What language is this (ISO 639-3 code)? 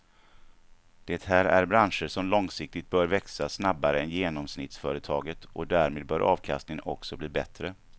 swe